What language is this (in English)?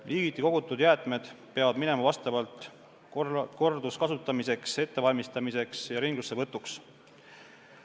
Estonian